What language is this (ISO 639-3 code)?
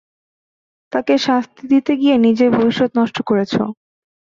ben